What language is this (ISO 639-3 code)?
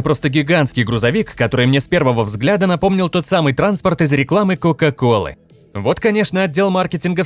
rus